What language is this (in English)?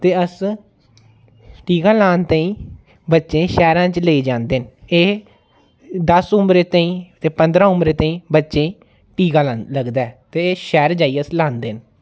Dogri